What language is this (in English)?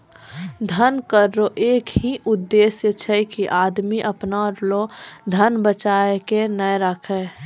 Maithili